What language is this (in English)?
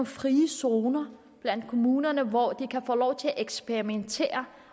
Danish